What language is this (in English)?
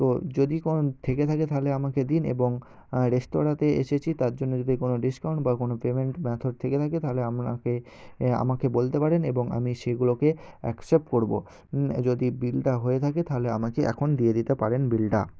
Bangla